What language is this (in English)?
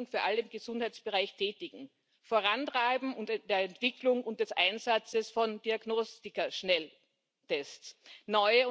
German